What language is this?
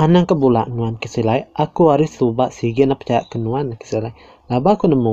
Malay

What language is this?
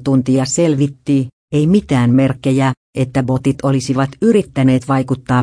Finnish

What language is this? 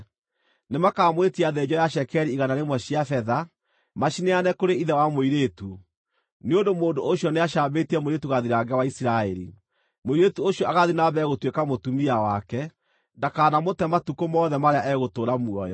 Kikuyu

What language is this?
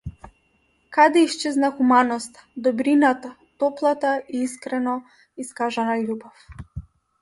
Macedonian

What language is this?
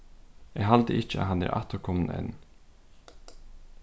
Faroese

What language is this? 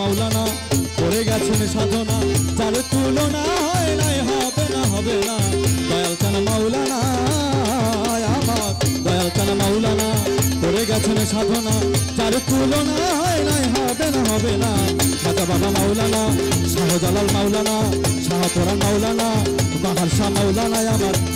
Arabic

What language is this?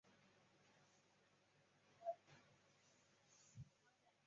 Chinese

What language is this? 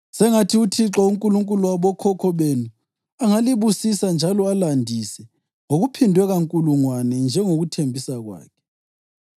North Ndebele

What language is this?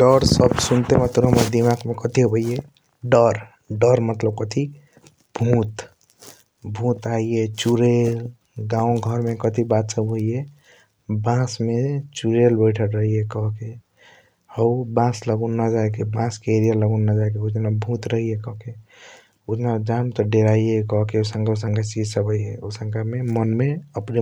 Kochila Tharu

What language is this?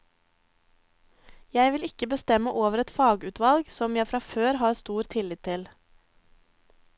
Norwegian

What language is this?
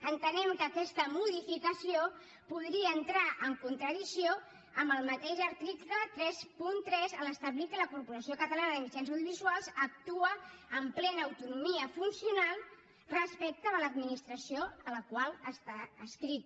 Catalan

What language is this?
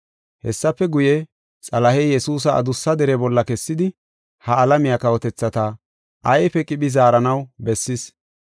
Gofa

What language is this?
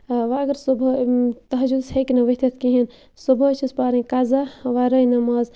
Kashmiri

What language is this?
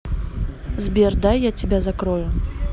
Russian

